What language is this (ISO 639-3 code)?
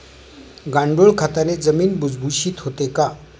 mar